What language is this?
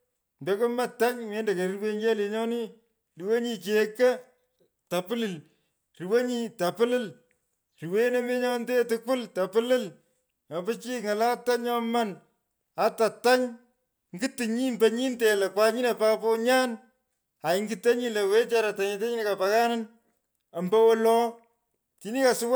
Pökoot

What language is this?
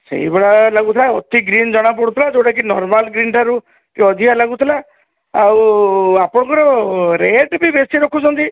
Odia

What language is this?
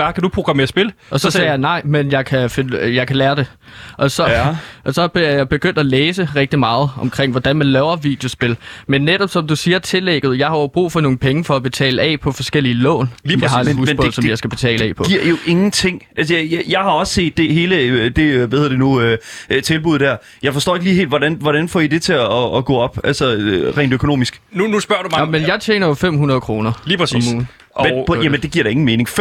Danish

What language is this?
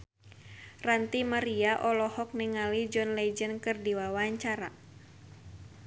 Sundanese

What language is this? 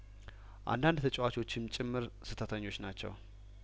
Amharic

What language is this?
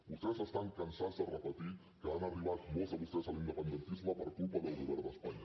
Catalan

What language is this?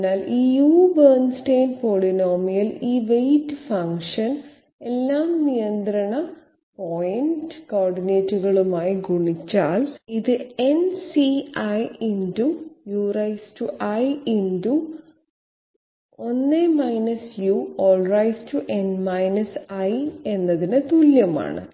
Malayalam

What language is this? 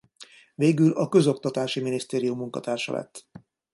Hungarian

